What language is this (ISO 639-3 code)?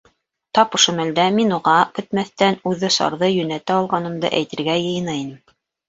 bak